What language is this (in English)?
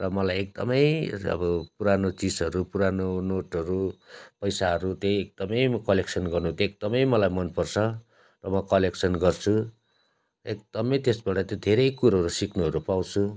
Nepali